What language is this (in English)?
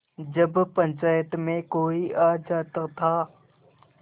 Hindi